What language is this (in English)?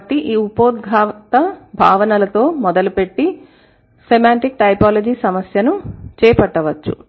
Telugu